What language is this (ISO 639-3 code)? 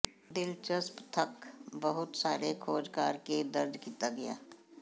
pan